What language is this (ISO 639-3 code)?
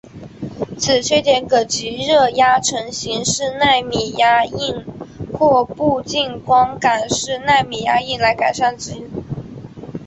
zho